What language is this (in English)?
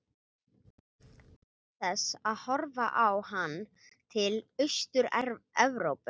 Icelandic